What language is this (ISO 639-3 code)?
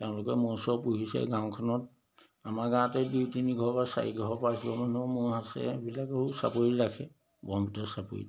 asm